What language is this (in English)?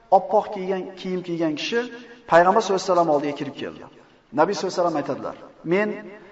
Turkish